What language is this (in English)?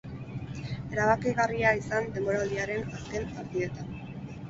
Basque